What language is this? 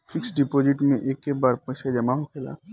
Bhojpuri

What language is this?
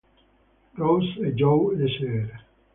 Italian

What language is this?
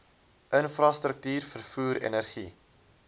Afrikaans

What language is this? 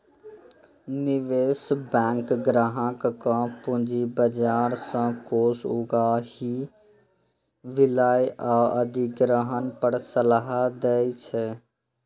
Maithili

